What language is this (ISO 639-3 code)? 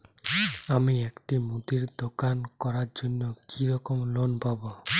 ben